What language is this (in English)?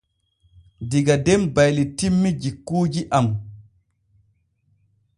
Borgu Fulfulde